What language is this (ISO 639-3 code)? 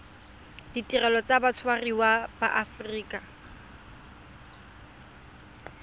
tsn